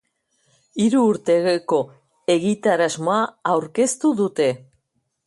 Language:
Basque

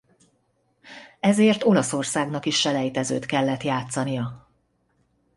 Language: Hungarian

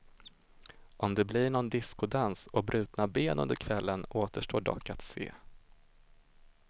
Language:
Swedish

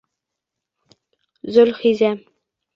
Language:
Bashkir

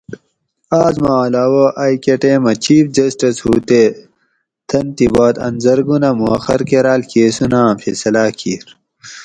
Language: Gawri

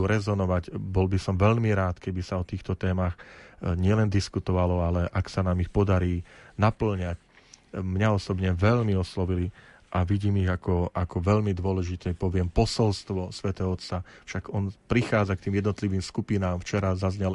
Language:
Slovak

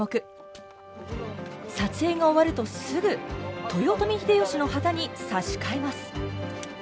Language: Japanese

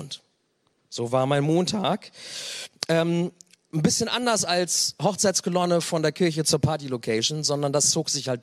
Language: German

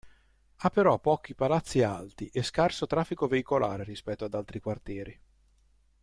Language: Italian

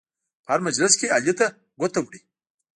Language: Pashto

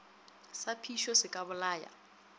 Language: Northern Sotho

